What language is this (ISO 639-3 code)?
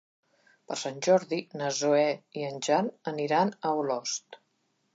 cat